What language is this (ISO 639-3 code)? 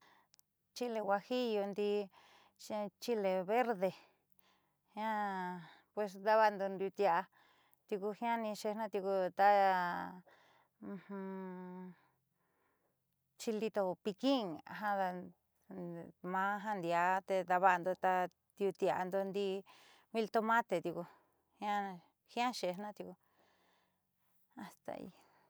mxy